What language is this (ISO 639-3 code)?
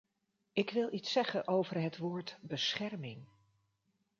nld